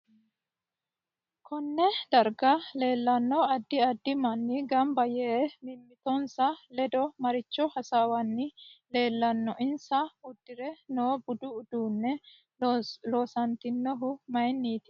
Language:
Sidamo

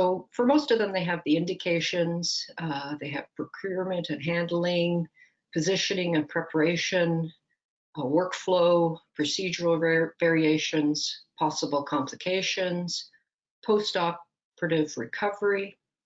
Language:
English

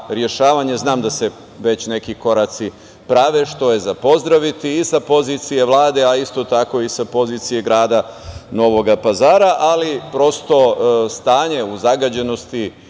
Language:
Serbian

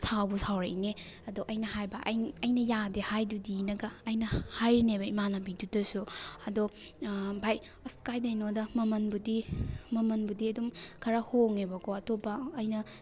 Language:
Manipuri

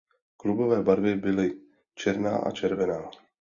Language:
Czech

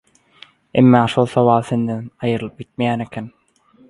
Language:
Turkmen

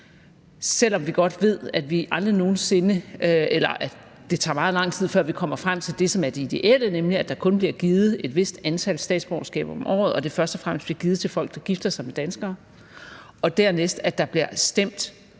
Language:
Danish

